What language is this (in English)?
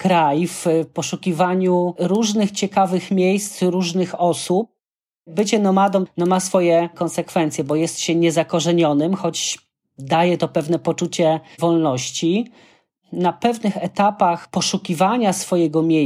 Polish